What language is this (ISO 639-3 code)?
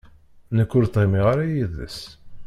kab